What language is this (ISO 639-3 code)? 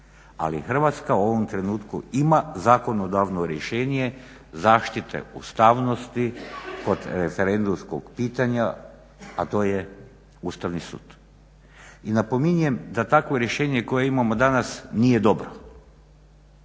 hrv